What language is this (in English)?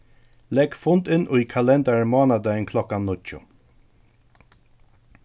Faroese